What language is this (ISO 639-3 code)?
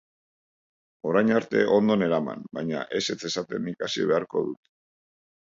eus